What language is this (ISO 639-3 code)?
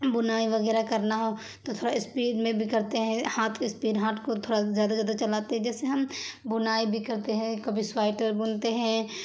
urd